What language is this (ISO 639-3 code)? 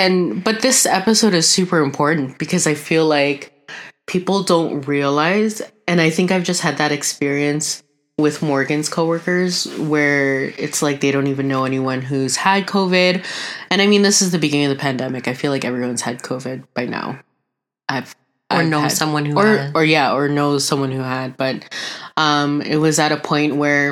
eng